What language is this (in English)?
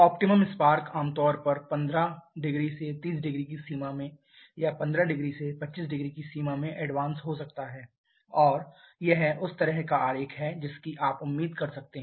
Hindi